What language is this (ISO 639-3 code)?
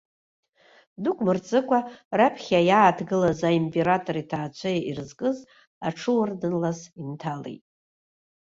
abk